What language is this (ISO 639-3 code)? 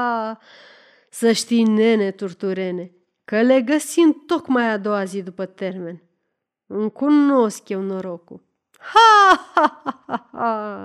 ron